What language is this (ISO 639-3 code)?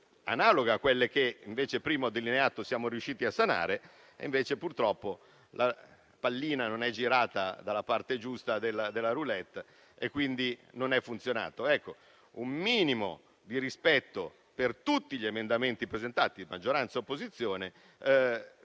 ita